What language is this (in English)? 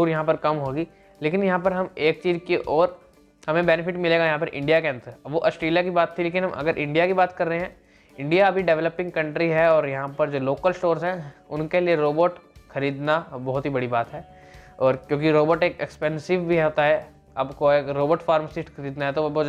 Hindi